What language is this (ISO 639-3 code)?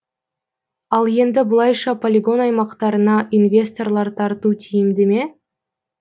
kaz